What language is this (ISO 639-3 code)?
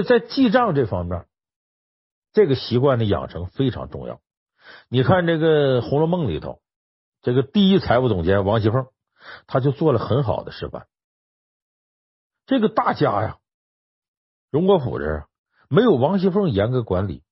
zho